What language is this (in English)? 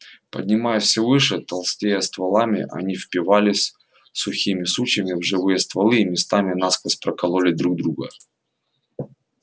Russian